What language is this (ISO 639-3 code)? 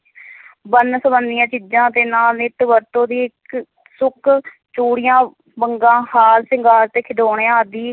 pan